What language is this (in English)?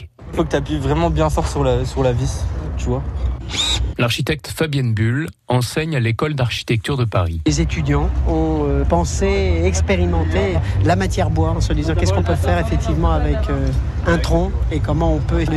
French